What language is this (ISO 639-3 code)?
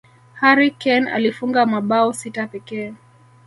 swa